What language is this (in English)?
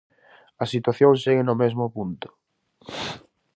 Galician